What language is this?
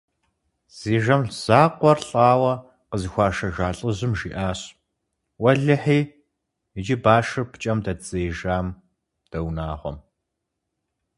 Kabardian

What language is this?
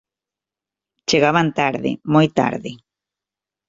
Galician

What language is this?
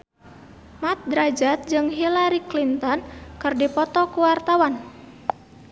Sundanese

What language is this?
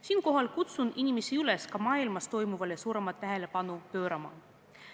Estonian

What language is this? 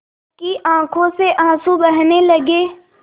Hindi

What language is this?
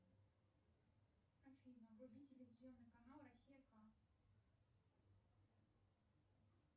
Russian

